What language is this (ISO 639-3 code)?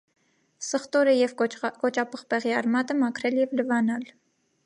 hye